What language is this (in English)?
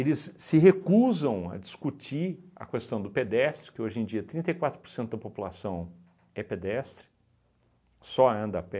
Portuguese